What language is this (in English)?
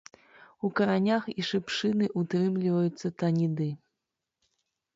Belarusian